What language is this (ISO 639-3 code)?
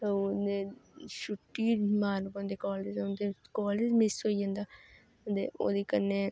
doi